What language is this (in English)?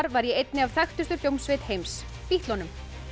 Icelandic